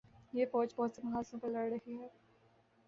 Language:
Urdu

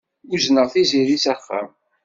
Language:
Kabyle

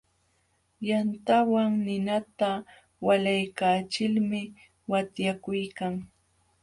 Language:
Jauja Wanca Quechua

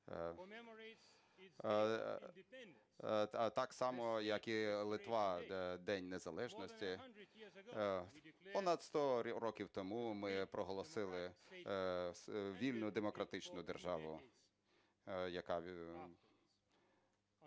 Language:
Ukrainian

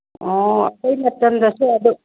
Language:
Manipuri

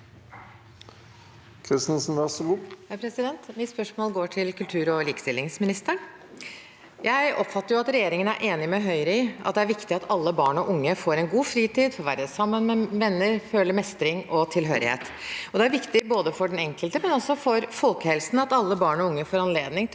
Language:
Norwegian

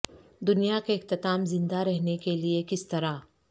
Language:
Urdu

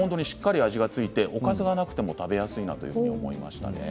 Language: Japanese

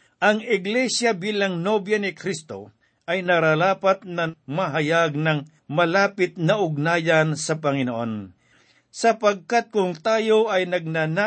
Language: Filipino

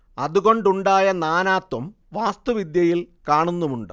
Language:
Malayalam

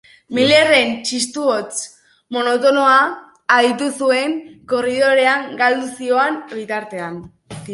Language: Basque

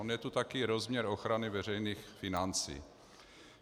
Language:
Czech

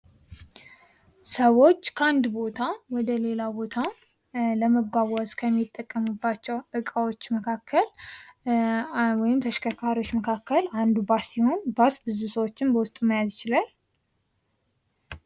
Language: Amharic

